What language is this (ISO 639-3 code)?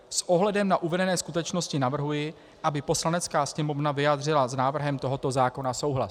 ces